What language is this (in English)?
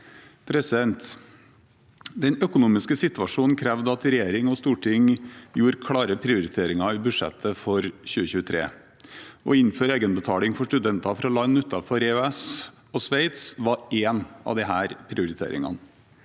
Norwegian